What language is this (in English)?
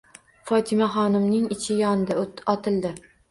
Uzbek